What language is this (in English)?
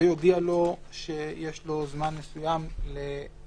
Hebrew